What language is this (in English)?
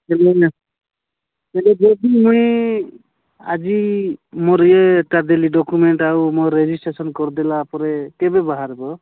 Odia